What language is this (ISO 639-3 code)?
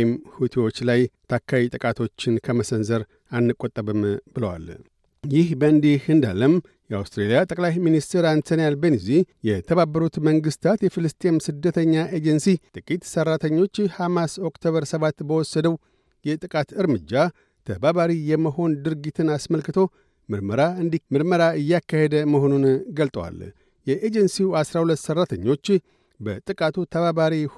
amh